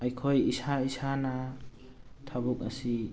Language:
Manipuri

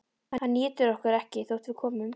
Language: Icelandic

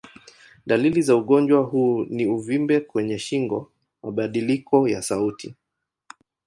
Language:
Swahili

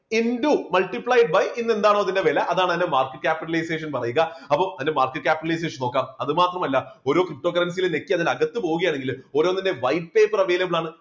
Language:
Malayalam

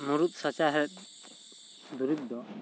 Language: Santali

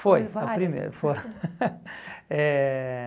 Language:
Portuguese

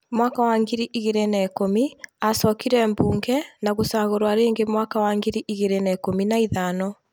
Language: Kikuyu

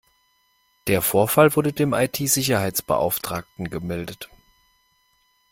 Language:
German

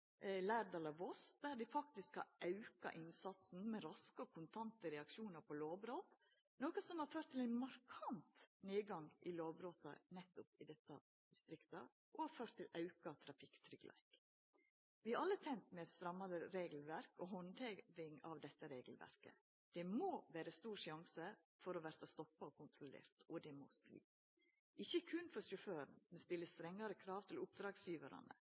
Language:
Norwegian Nynorsk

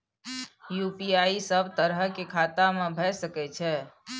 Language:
Maithili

